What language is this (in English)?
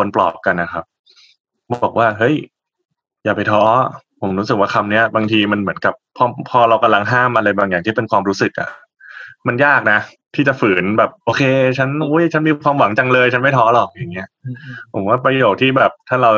Thai